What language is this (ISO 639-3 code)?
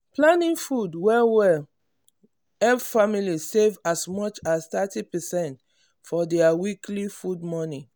pcm